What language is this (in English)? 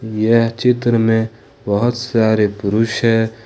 Hindi